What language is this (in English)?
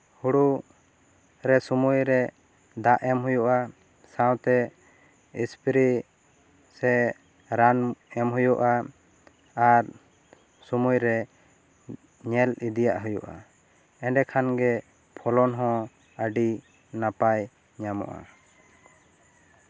Santali